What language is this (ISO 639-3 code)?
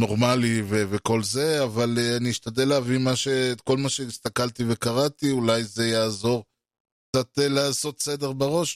heb